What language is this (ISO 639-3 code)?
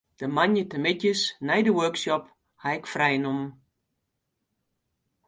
fry